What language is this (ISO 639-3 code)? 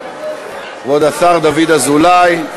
heb